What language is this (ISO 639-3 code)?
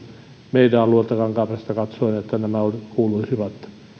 fin